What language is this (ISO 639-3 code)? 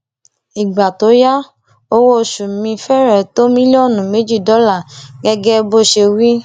yor